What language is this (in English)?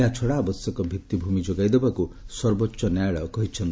Odia